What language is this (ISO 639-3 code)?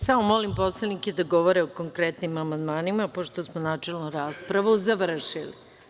srp